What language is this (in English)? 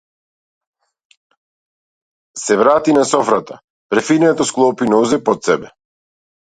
Macedonian